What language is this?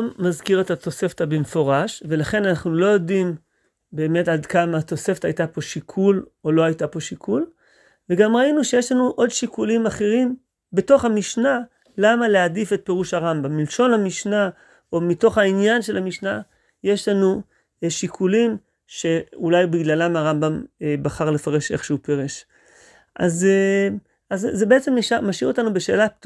Hebrew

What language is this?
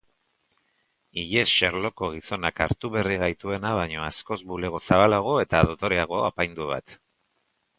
Basque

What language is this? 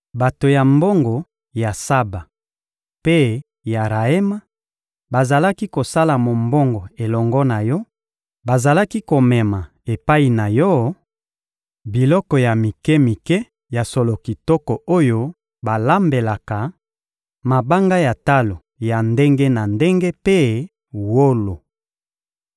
Lingala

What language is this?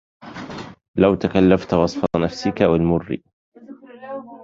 Arabic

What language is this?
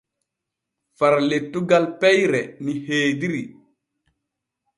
Borgu Fulfulde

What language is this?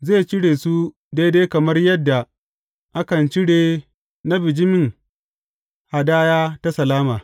Hausa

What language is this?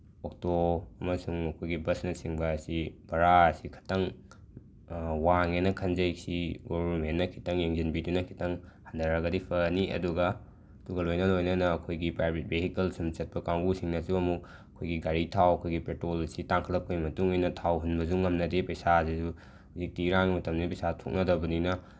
Manipuri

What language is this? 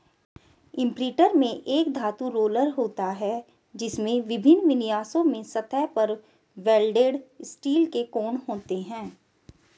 Hindi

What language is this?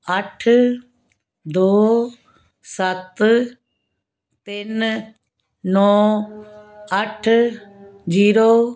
Punjabi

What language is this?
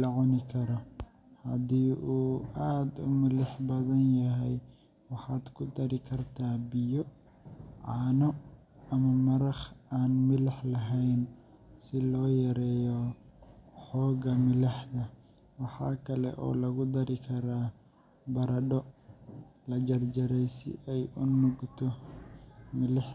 Somali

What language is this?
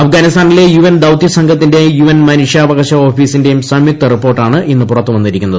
Malayalam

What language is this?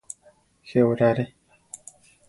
Central Tarahumara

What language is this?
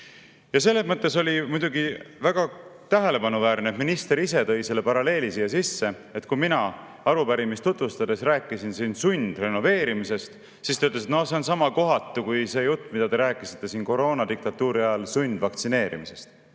Estonian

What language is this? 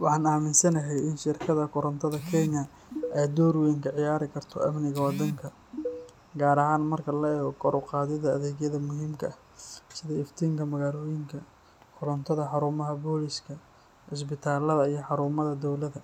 Somali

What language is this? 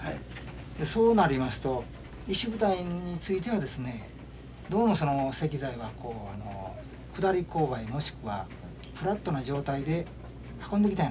Japanese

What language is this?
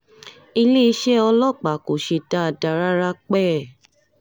Yoruba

